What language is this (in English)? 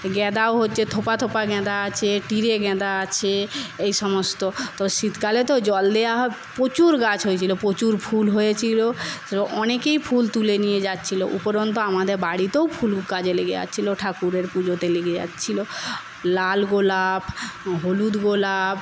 Bangla